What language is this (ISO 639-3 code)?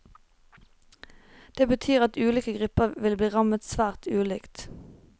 nor